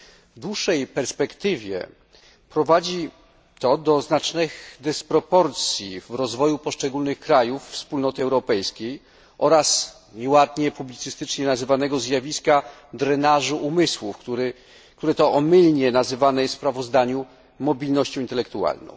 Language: Polish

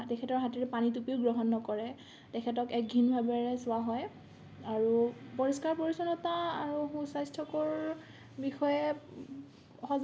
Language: Assamese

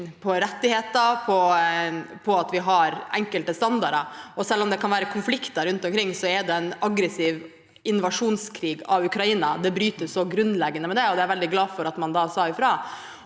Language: Norwegian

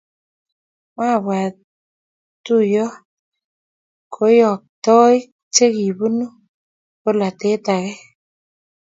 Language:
Kalenjin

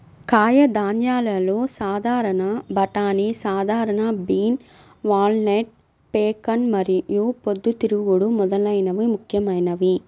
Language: Telugu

